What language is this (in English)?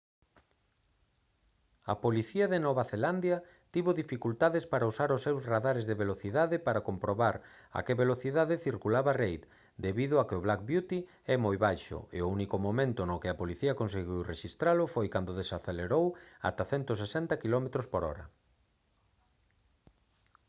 Galician